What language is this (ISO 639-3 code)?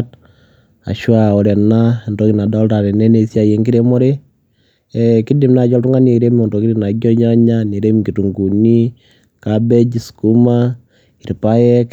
mas